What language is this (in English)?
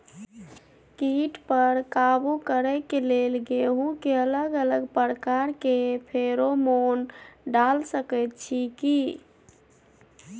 Maithili